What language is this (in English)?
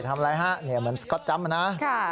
Thai